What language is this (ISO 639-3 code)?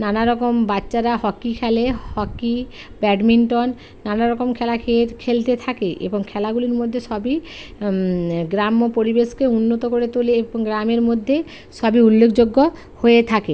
ben